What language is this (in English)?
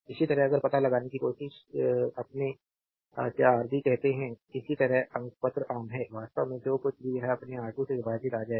Hindi